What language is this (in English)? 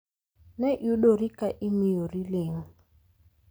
Luo (Kenya and Tanzania)